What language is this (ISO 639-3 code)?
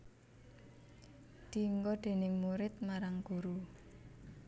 jav